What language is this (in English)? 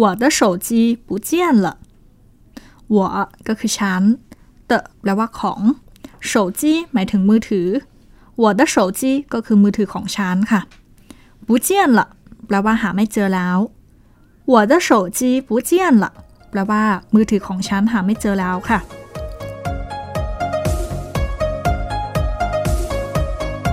Thai